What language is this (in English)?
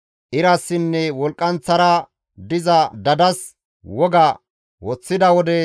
Gamo